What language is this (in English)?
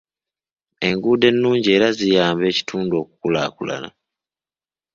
Ganda